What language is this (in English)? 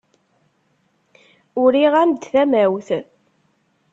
Kabyle